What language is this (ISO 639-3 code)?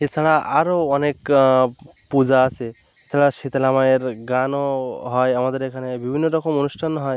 ben